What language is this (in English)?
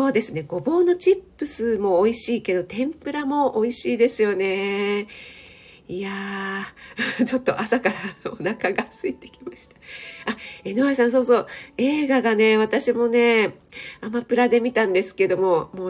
Japanese